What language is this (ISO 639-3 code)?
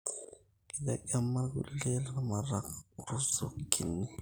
mas